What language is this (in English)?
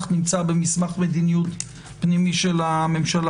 Hebrew